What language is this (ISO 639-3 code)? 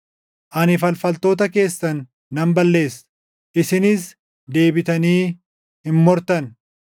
orm